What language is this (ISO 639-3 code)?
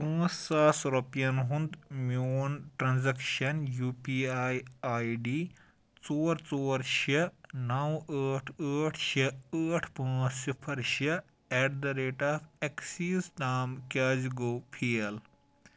kas